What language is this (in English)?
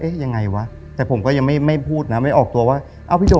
Thai